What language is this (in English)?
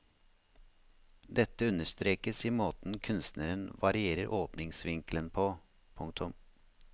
Norwegian